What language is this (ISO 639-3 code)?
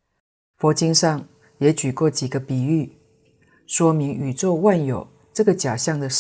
zho